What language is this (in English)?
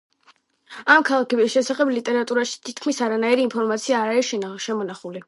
Georgian